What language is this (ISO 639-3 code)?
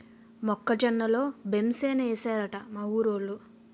tel